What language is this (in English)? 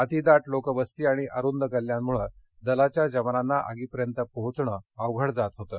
Marathi